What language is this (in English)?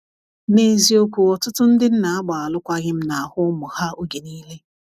Igbo